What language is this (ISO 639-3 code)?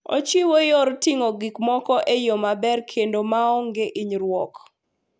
luo